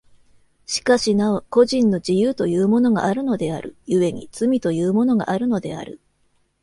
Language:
Japanese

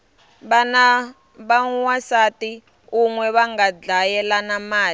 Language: Tsonga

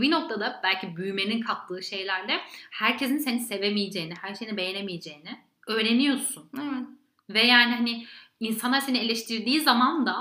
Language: Turkish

